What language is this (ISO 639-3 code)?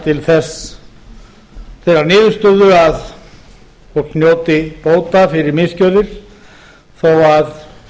isl